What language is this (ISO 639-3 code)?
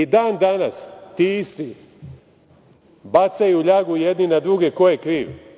srp